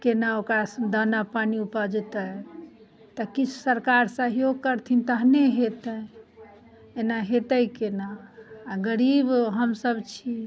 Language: Maithili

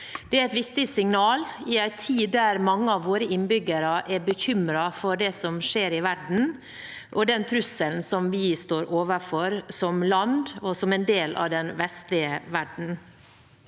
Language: Norwegian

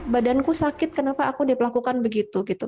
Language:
Indonesian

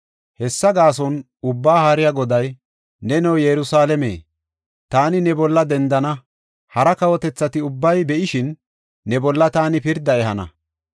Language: Gofa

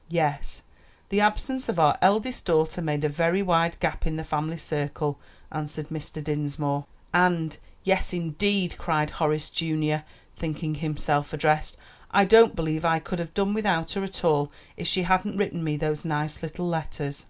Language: English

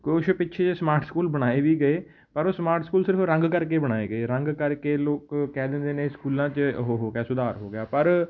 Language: Punjabi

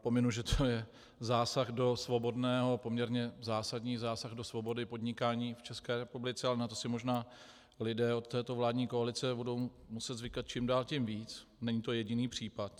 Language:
Czech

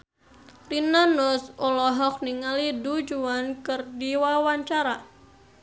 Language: Sundanese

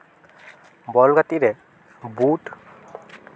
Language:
Santali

